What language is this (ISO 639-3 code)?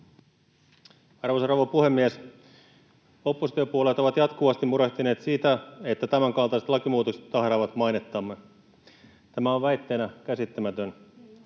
fin